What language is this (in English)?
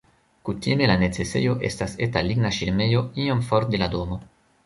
Esperanto